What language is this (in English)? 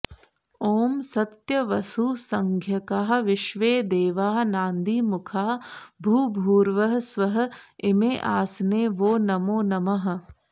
Sanskrit